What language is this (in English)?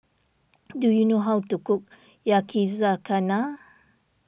English